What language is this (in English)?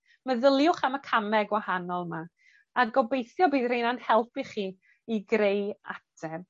Welsh